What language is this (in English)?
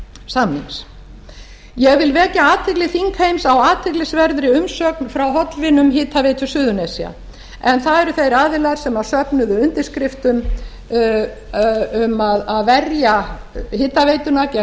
Icelandic